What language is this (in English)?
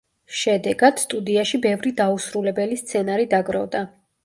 Georgian